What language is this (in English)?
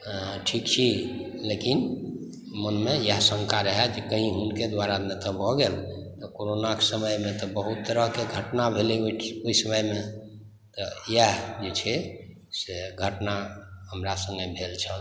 Maithili